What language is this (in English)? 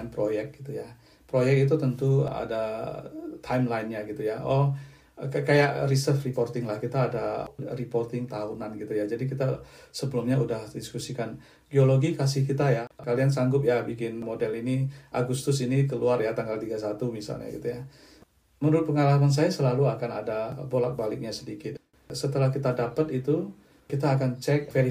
Indonesian